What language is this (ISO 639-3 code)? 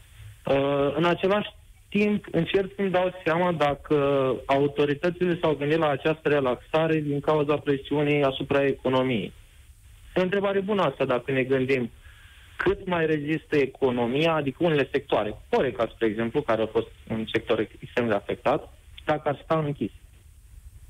ron